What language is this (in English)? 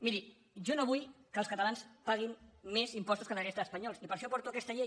Catalan